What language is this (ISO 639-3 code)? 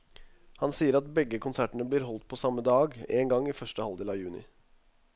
nor